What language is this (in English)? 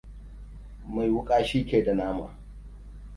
Hausa